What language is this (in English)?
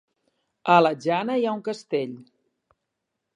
Catalan